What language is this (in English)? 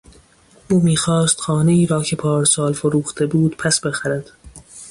Persian